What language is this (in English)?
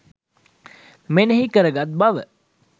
Sinhala